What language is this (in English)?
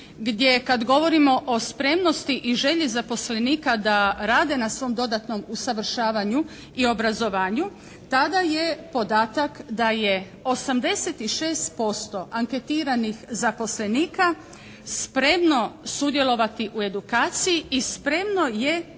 Croatian